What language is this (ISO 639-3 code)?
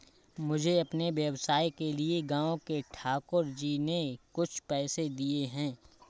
hin